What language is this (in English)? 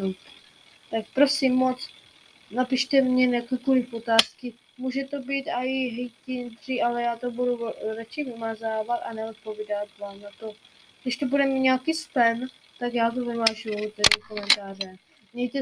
Czech